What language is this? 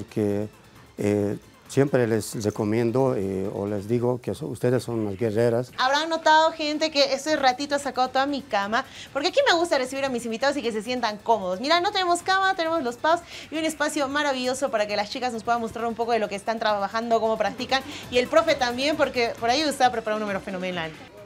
Spanish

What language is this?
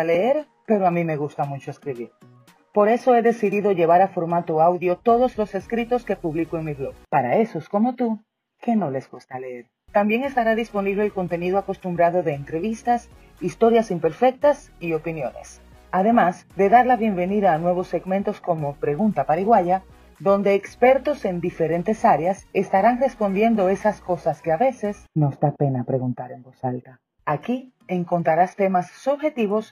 Spanish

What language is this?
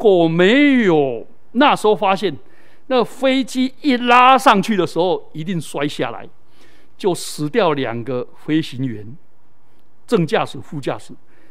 Chinese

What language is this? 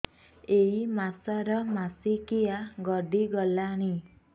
Odia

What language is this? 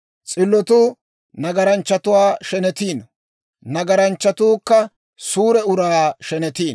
Dawro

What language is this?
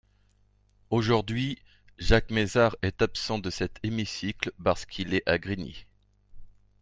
French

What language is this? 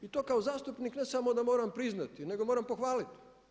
Croatian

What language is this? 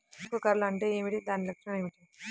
Telugu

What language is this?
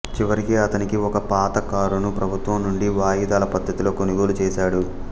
Telugu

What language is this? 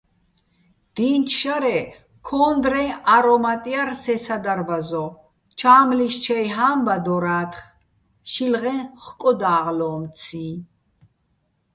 Bats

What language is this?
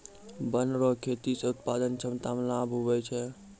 Maithili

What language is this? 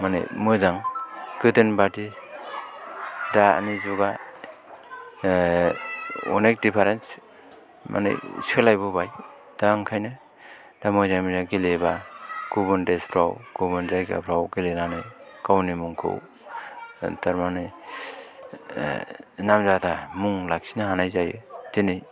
Bodo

